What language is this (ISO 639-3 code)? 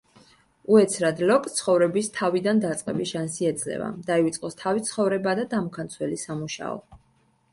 kat